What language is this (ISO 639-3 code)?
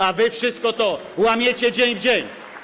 pol